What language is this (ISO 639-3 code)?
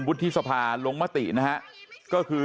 tha